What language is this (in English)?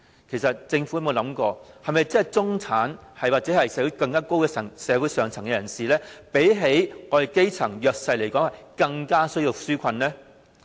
Cantonese